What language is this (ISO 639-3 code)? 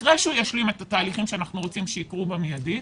heb